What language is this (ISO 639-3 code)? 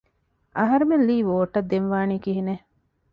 div